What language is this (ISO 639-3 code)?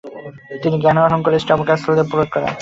ben